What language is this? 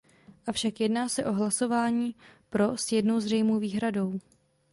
Czech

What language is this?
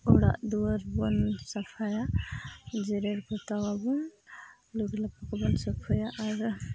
Santali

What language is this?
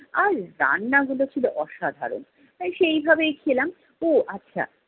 Bangla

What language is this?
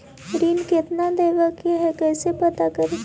Magahi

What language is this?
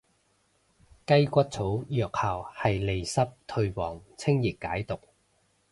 Cantonese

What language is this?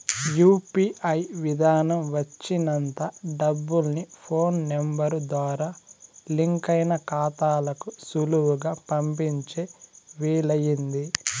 Telugu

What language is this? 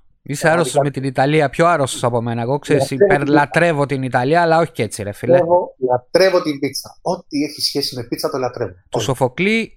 Greek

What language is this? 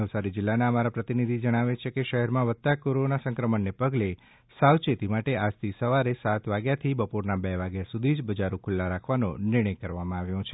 Gujarati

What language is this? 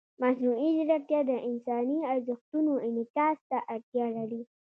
Pashto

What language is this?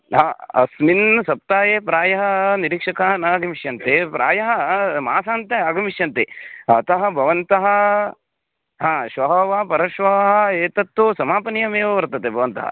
Sanskrit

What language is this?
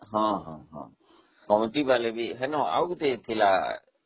Odia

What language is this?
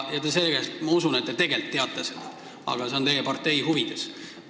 Estonian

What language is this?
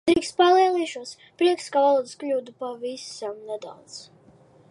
Latvian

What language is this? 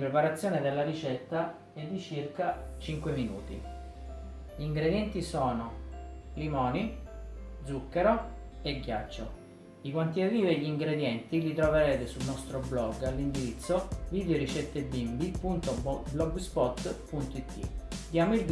Italian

